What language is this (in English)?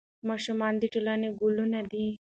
Pashto